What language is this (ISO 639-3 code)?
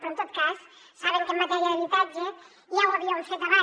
cat